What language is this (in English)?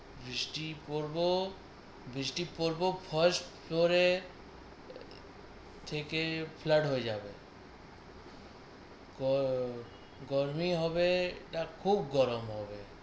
Bangla